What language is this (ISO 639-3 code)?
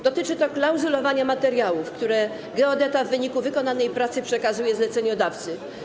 pol